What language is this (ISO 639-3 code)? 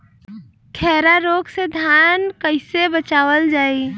bho